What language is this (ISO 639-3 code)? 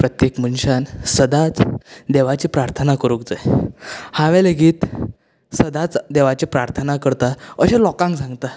kok